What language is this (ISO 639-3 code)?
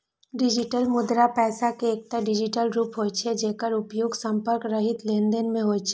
mai